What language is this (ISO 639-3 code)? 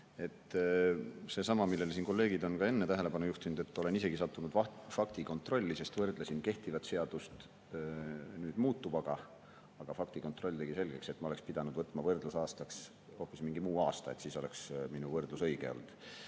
est